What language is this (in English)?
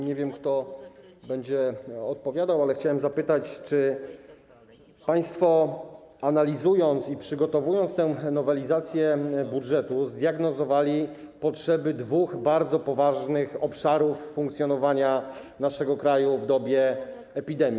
Polish